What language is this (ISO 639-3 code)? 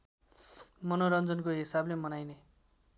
nep